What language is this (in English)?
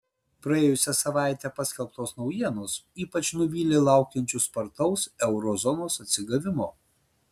Lithuanian